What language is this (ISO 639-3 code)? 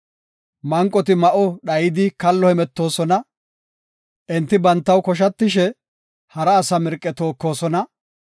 gof